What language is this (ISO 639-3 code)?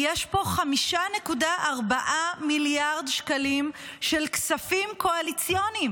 heb